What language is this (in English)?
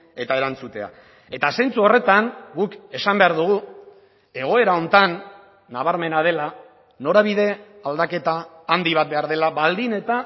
Basque